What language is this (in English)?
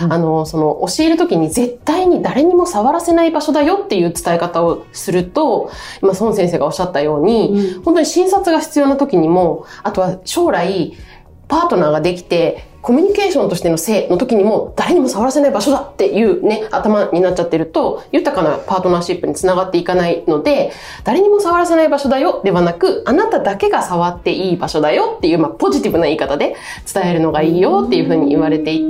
Japanese